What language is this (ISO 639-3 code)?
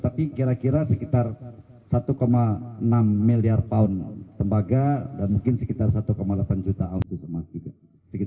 ind